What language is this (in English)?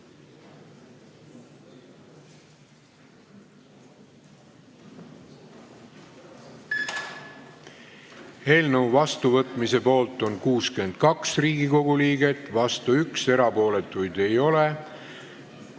Estonian